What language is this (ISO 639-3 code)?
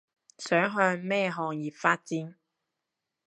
yue